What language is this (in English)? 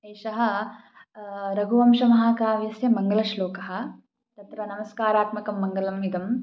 Sanskrit